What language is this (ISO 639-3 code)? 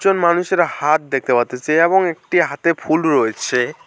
ben